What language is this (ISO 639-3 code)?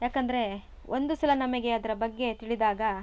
kan